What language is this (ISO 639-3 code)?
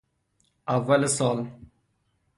fas